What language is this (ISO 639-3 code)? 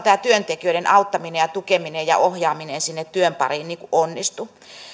fin